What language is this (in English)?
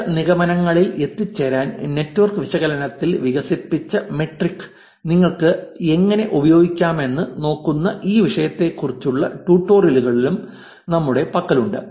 Malayalam